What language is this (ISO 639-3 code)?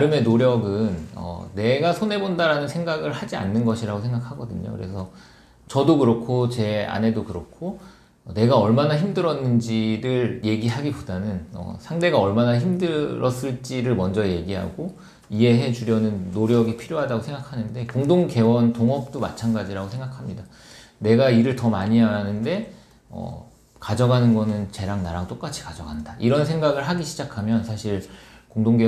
kor